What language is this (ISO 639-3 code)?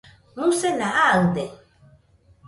hux